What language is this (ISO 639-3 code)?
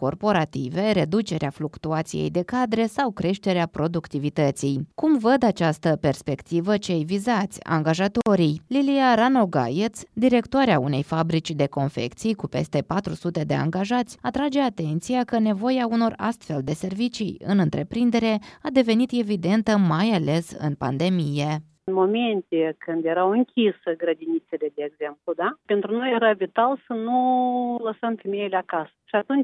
ron